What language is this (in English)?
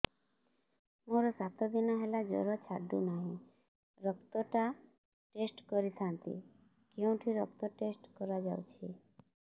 Odia